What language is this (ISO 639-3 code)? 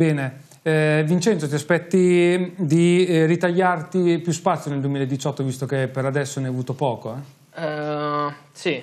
ita